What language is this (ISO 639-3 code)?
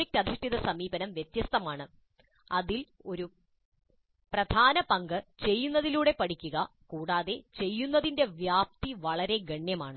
mal